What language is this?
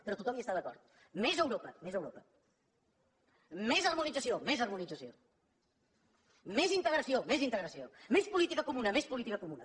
Catalan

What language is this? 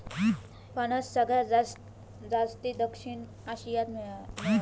Marathi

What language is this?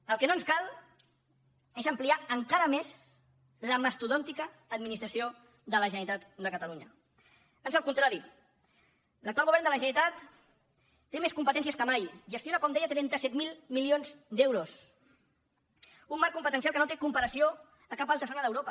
Catalan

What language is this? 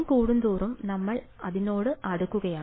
Malayalam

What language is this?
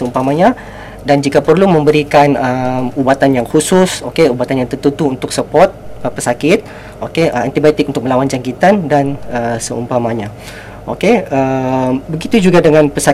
Malay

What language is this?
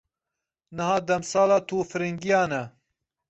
Kurdish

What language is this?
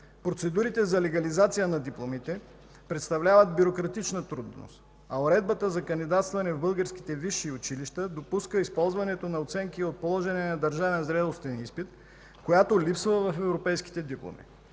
Bulgarian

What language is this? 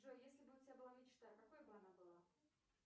Russian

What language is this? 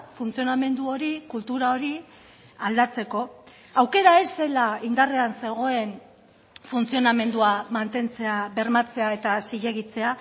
Basque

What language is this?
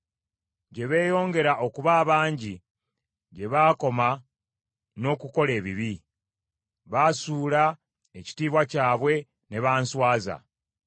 Ganda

